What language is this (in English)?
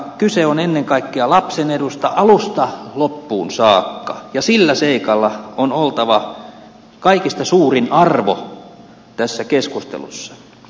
Finnish